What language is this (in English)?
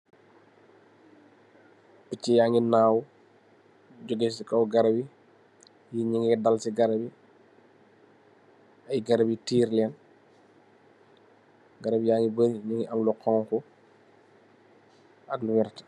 Wolof